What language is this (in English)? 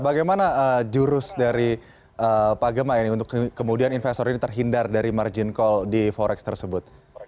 Indonesian